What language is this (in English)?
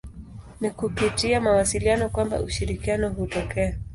Swahili